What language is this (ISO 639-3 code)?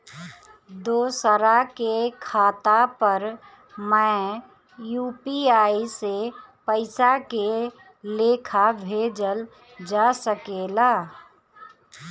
bho